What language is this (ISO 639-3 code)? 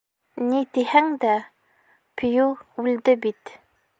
bak